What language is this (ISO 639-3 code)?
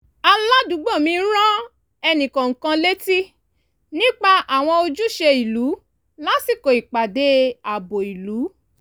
yor